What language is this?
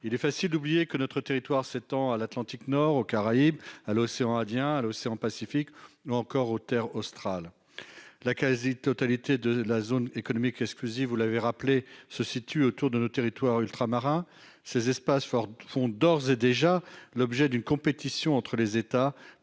French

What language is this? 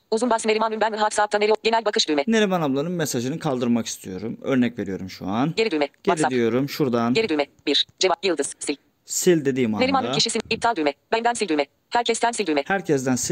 Turkish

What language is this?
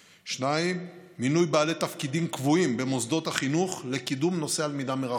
Hebrew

